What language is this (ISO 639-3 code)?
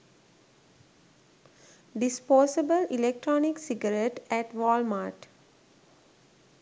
sin